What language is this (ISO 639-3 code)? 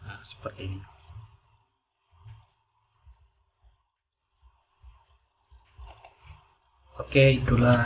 ind